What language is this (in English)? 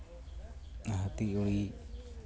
Santali